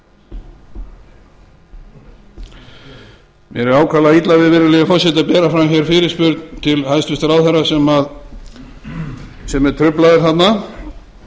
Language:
Icelandic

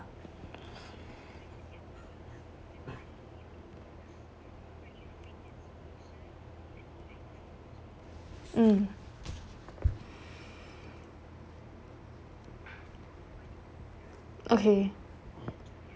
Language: English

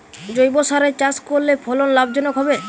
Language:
Bangla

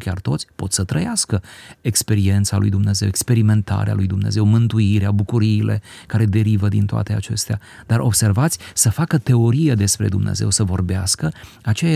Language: Romanian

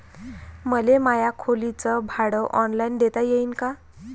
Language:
Marathi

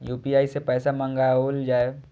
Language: Maithili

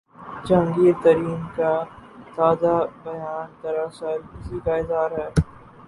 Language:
Urdu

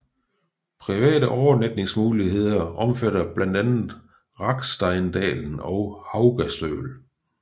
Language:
Danish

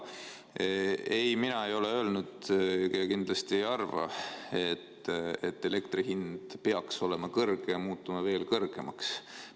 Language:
Estonian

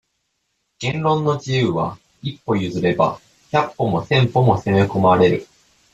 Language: Japanese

